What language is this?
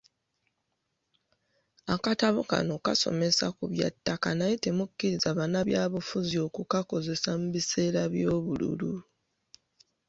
Ganda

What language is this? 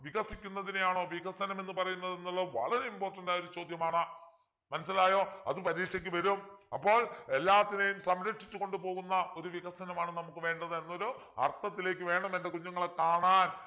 Malayalam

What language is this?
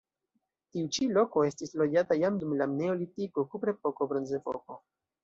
Esperanto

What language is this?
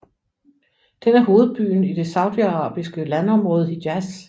Danish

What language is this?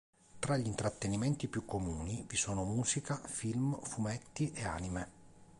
Italian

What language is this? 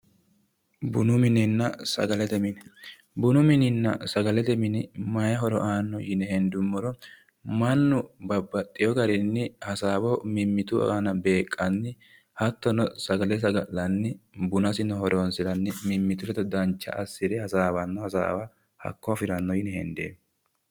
Sidamo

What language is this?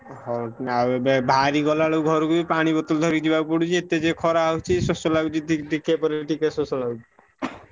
Odia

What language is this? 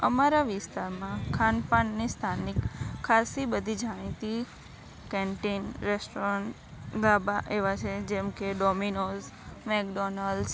Gujarati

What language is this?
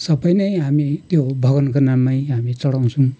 Nepali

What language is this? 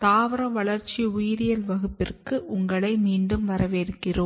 Tamil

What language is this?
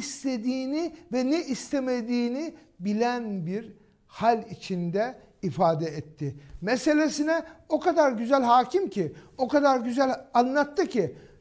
Turkish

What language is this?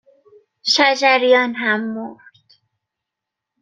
Persian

